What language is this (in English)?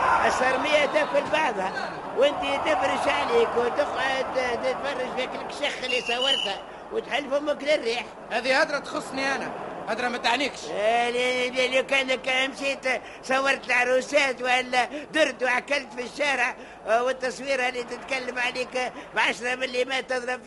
Arabic